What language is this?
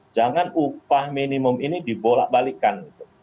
Indonesian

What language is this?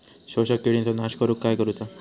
Marathi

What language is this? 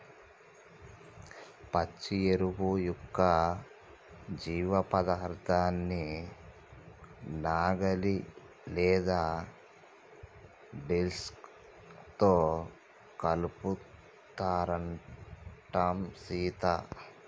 Telugu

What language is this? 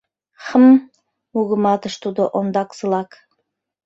Mari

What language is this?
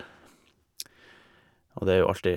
Norwegian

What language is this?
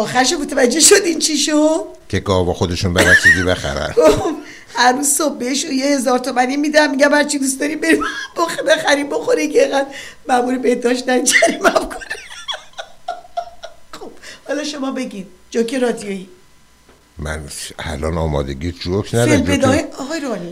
Persian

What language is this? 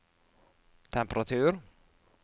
Norwegian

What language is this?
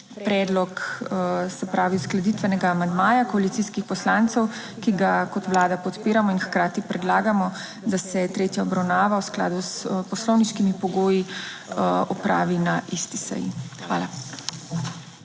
Slovenian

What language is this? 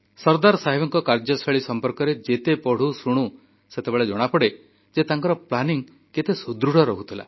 Odia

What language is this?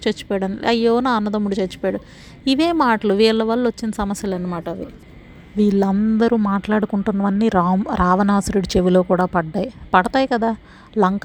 Telugu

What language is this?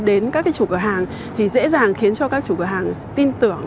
Vietnamese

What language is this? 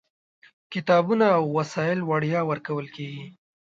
Pashto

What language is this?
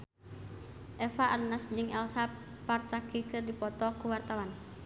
Sundanese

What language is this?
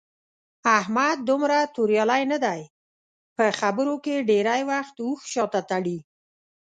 Pashto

